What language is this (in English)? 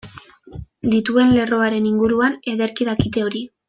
Basque